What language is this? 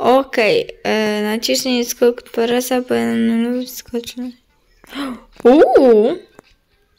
Polish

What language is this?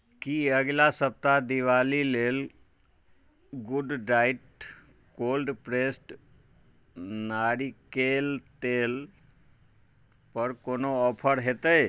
Maithili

